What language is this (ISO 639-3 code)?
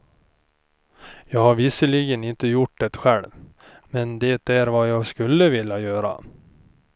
swe